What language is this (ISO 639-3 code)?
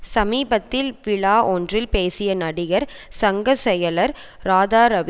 tam